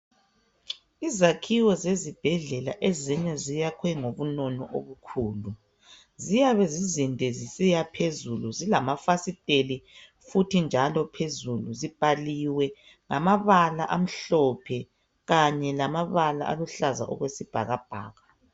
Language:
North Ndebele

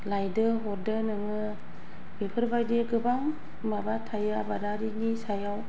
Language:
Bodo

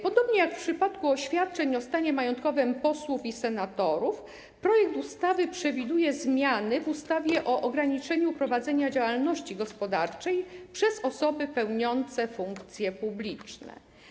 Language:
Polish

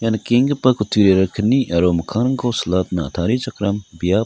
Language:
Garo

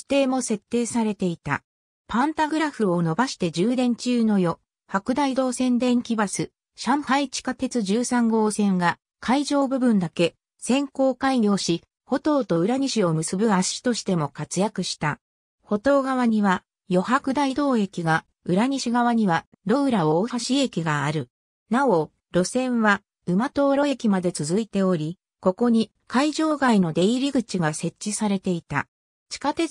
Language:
Japanese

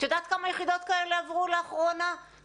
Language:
Hebrew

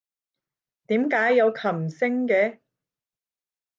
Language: Cantonese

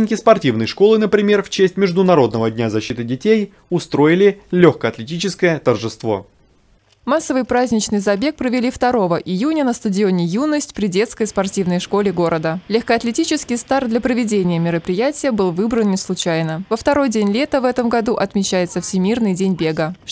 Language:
Russian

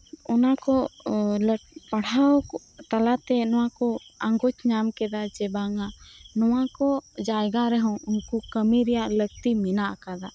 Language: Santali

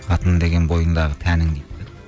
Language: Kazakh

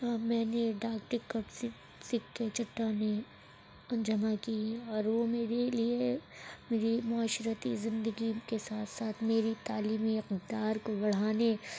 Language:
Urdu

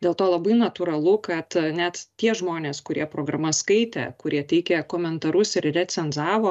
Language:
Lithuanian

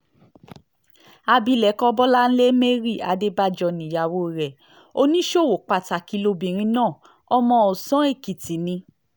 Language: Yoruba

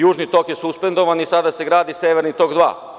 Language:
Serbian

